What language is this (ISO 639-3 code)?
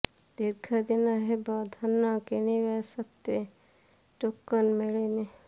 ori